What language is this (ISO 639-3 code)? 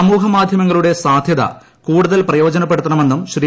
mal